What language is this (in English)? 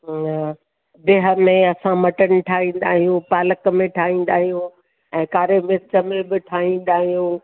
Sindhi